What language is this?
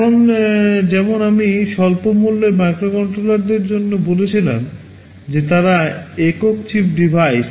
Bangla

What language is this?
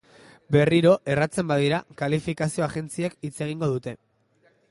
Basque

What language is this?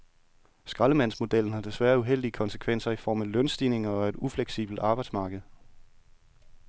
Danish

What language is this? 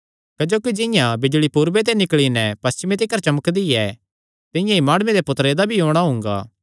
Kangri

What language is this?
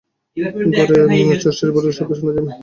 Bangla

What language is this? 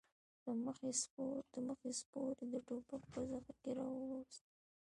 Pashto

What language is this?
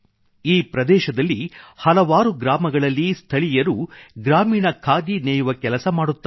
Kannada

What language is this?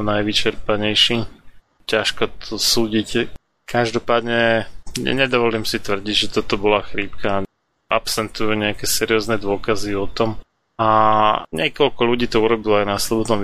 Slovak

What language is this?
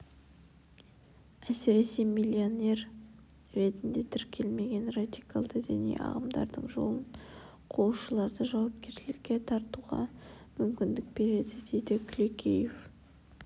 Kazakh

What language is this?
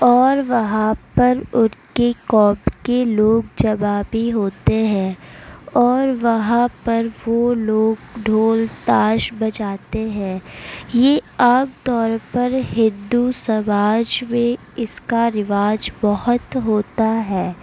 Urdu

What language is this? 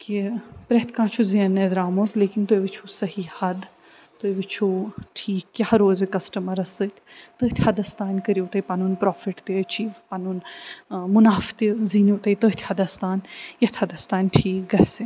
Kashmiri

